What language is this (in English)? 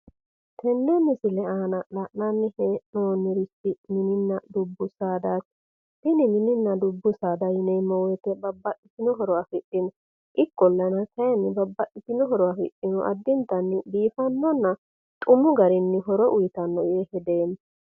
Sidamo